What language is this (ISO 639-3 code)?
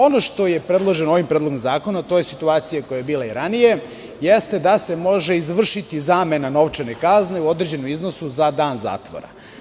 srp